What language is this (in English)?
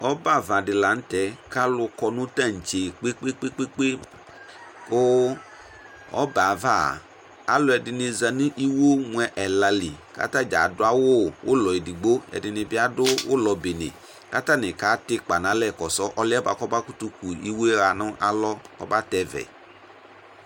Ikposo